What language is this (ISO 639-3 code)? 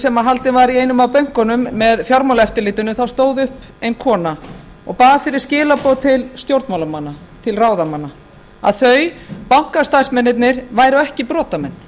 isl